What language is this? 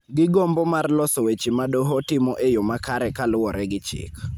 Luo (Kenya and Tanzania)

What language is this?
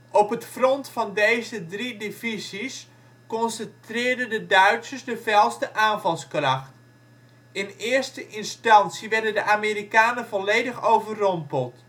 Dutch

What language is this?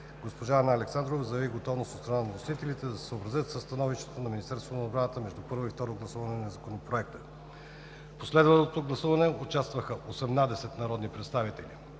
Bulgarian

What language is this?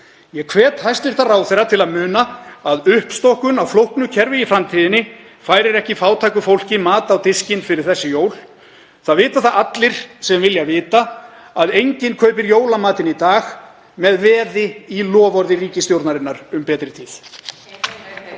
Icelandic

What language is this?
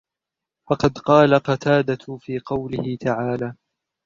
Arabic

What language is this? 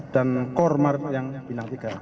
Indonesian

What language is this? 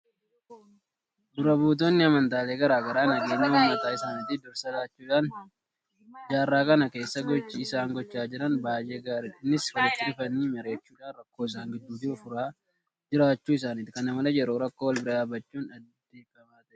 Oromo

